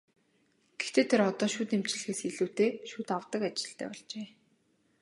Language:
Mongolian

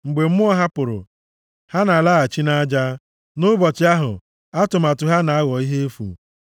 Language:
Igbo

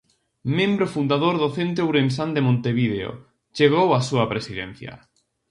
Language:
Galician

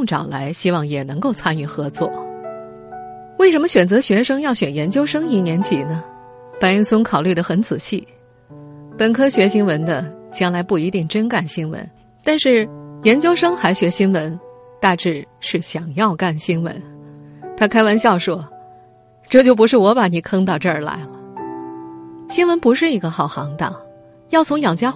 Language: Chinese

